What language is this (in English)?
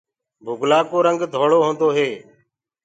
Gurgula